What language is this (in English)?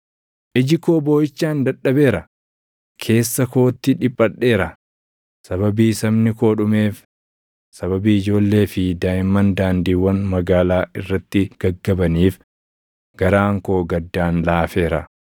Oromo